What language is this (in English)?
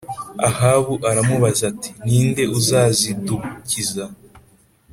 Kinyarwanda